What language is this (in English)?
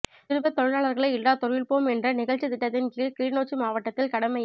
Tamil